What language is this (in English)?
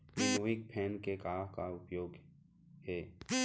Chhattisgarhi